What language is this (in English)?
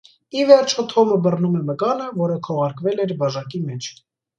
Armenian